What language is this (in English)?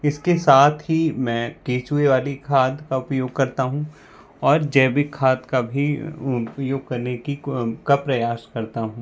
Hindi